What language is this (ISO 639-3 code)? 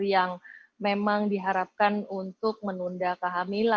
ind